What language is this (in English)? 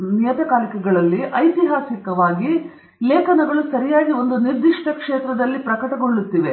Kannada